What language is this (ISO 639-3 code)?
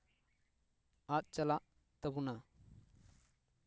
sat